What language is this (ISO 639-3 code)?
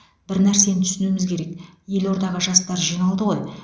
kaz